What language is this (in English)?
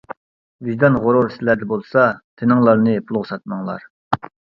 Uyghur